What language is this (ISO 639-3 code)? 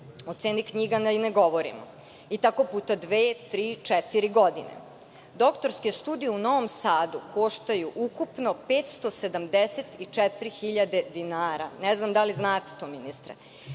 srp